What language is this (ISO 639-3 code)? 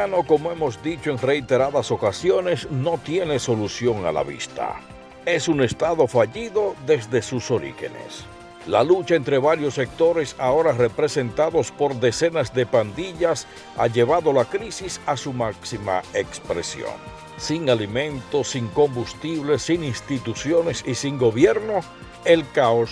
spa